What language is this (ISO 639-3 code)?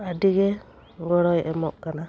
sat